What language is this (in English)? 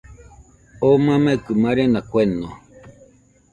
Nüpode Huitoto